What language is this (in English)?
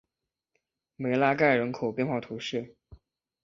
Chinese